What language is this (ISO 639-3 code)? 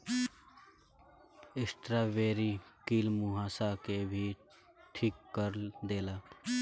bho